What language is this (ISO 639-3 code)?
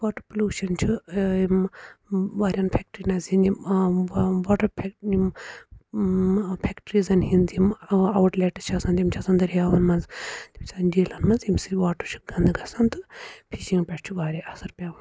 kas